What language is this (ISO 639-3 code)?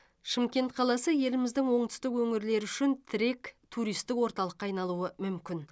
kaz